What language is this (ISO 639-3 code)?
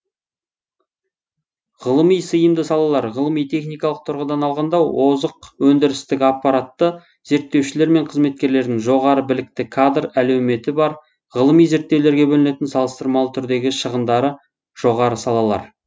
kaz